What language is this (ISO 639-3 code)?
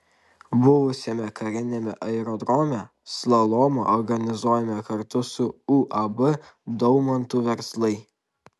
lit